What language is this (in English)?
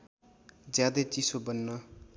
Nepali